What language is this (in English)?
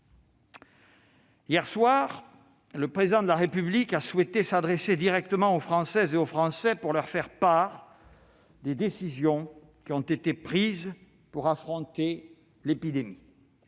French